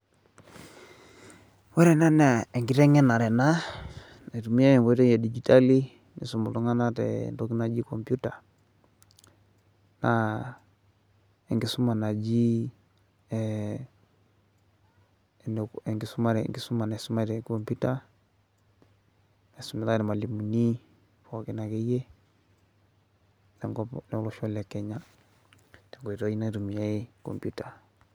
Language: Masai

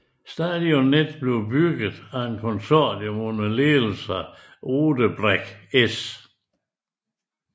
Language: Danish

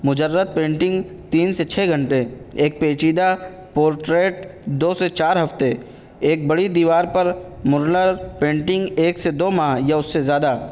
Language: Urdu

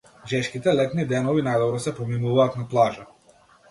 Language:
Macedonian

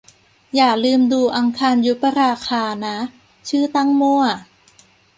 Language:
Thai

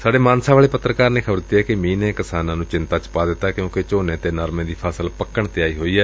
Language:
Punjabi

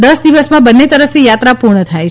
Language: Gujarati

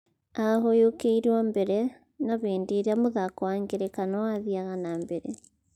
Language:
Kikuyu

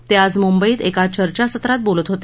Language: Marathi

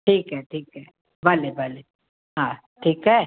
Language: Sindhi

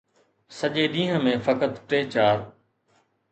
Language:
Sindhi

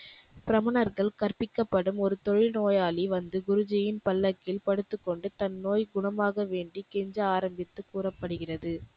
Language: Tamil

